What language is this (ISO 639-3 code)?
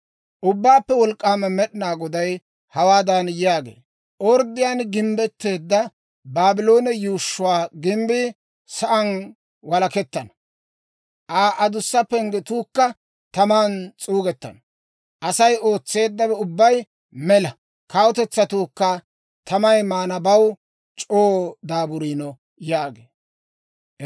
dwr